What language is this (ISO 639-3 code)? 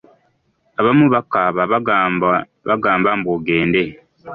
lug